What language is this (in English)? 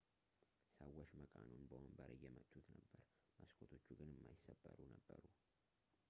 Amharic